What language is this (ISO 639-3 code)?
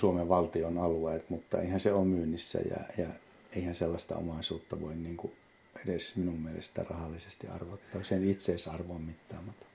fin